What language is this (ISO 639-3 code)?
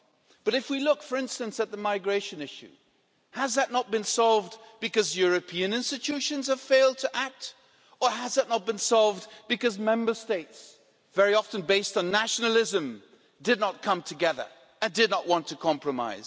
eng